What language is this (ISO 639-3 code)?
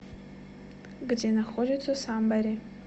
rus